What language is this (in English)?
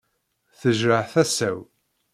Kabyle